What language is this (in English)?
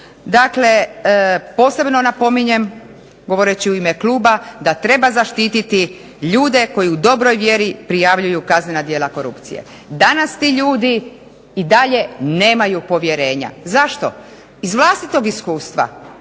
Croatian